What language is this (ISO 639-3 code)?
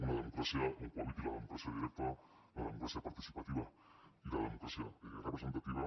cat